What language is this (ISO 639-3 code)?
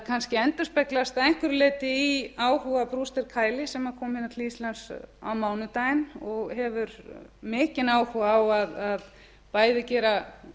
isl